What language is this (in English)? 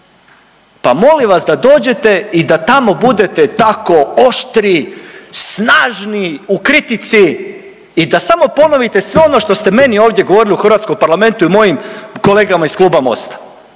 Croatian